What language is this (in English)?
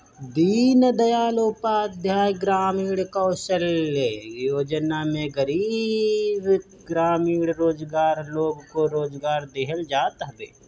Bhojpuri